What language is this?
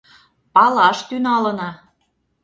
Mari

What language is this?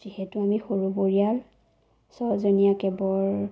Assamese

